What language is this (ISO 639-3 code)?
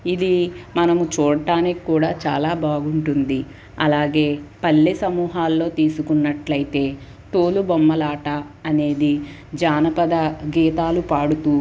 tel